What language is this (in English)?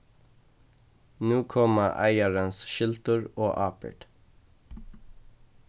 Faroese